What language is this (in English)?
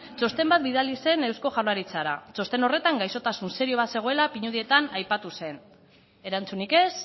Basque